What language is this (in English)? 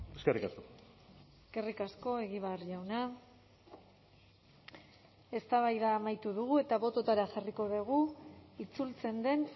Basque